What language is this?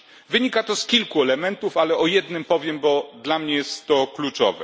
Polish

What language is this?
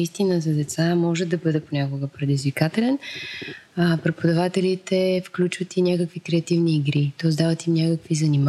Bulgarian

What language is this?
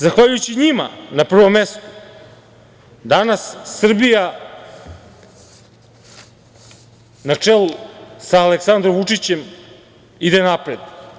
Serbian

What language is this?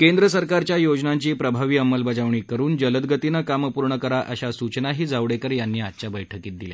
Marathi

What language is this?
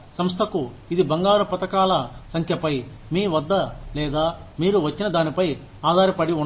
Telugu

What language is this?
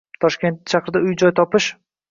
Uzbek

